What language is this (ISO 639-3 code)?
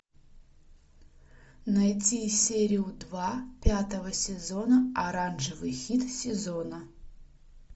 rus